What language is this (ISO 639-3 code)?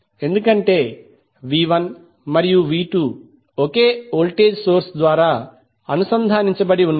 tel